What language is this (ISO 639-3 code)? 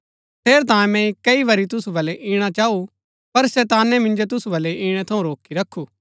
gbk